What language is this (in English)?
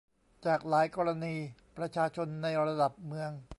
Thai